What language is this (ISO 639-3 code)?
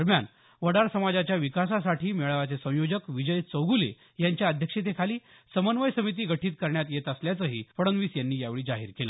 mar